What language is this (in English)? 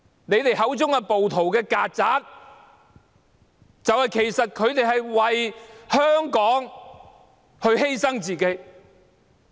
Cantonese